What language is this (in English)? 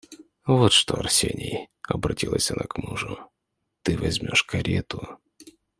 Russian